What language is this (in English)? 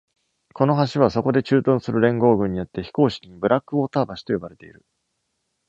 Japanese